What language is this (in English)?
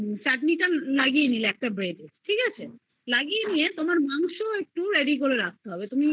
Bangla